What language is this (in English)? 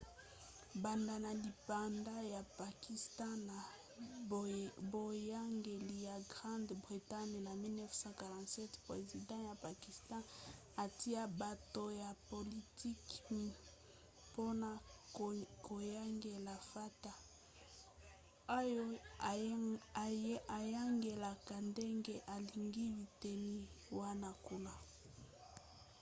Lingala